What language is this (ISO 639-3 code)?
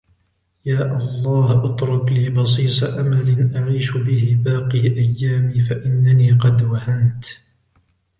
ara